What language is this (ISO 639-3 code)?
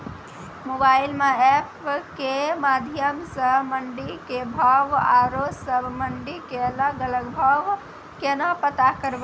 mai